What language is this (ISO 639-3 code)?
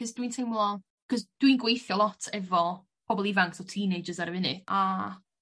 cym